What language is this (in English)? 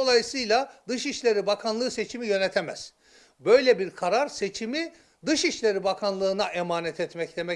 Turkish